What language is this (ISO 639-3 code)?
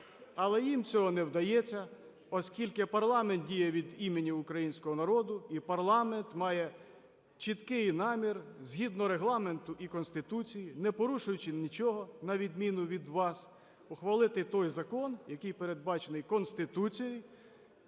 ukr